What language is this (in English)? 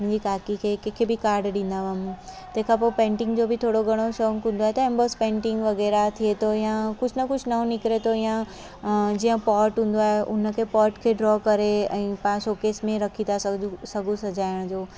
Sindhi